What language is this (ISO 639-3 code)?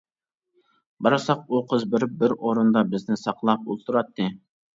uig